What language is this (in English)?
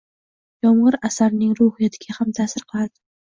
Uzbek